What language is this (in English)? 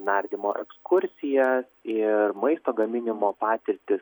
Lithuanian